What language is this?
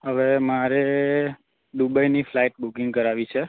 Gujarati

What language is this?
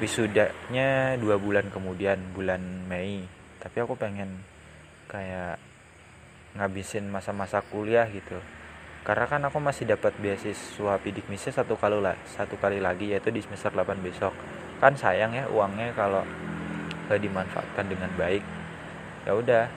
Indonesian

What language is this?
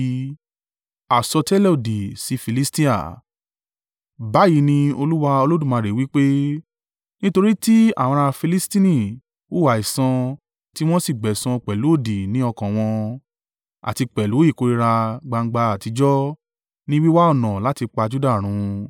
Yoruba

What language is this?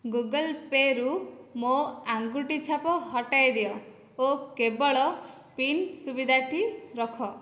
Odia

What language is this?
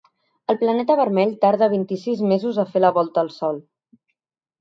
Catalan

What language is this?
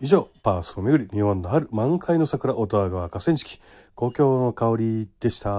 Japanese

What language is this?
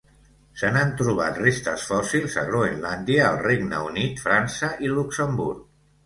Catalan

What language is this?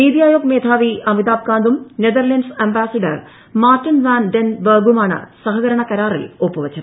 Malayalam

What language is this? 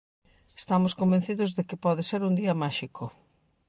Galician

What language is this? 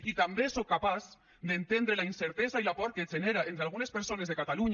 Catalan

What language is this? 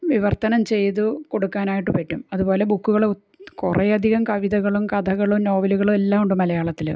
Malayalam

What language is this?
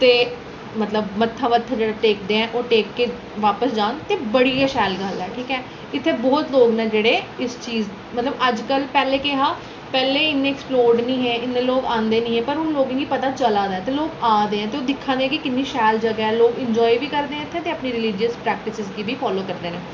Dogri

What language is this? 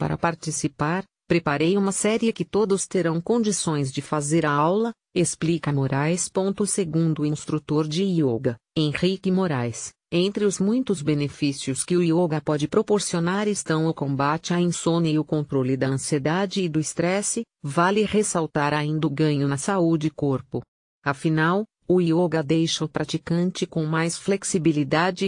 Portuguese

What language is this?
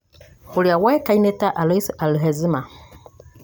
Kikuyu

